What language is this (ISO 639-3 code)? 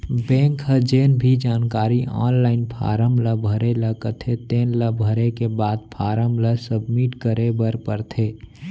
hne